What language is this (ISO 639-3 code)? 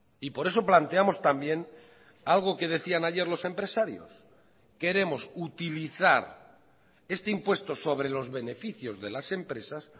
spa